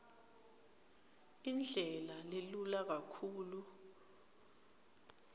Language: Swati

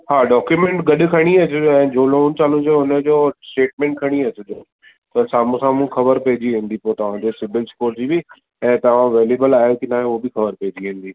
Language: Sindhi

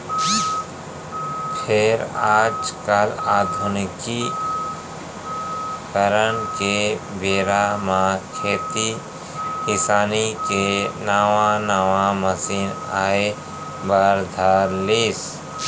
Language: Chhattisgarhi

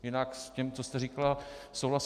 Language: Czech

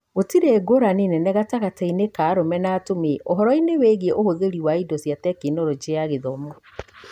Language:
Kikuyu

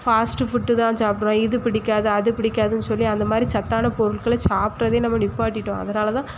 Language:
Tamil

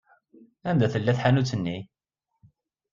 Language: Kabyle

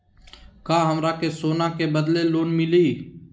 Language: Magahi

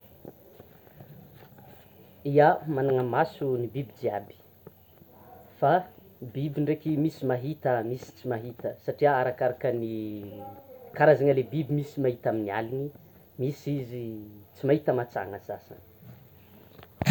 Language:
Tsimihety Malagasy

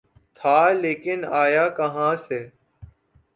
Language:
Urdu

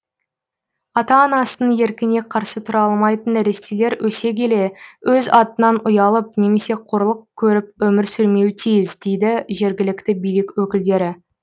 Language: Kazakh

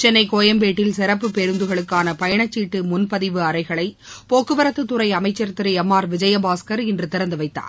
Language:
Tamil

